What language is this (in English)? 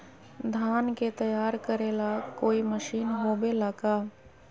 Magahi